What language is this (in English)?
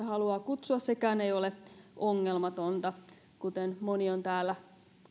Finnish